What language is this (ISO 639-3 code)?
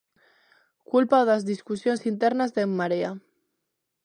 glg